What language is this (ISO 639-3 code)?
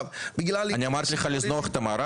heb